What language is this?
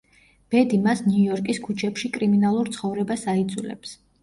Georgian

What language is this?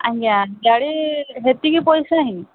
Odia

